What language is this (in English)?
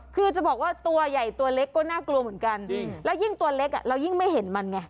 Thai